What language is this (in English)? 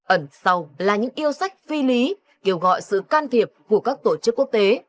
Vietnamese